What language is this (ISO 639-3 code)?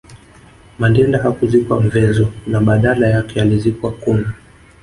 swa